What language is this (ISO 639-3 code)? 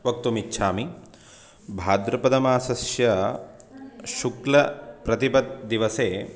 san